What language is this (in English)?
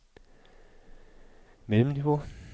Danish